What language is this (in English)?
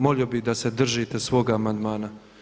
Croatian